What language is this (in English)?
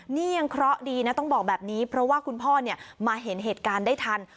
Thai